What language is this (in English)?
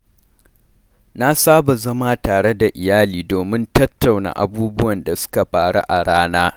Hausa